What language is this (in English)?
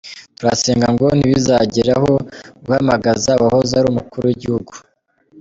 Kinyarwanda